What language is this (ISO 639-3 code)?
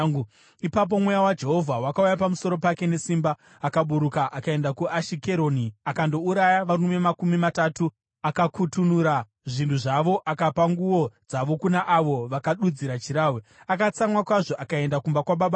sna